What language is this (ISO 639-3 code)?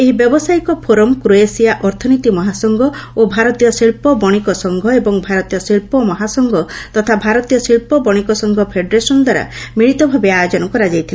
ori